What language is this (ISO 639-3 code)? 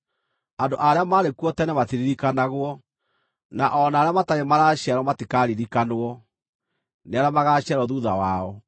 kik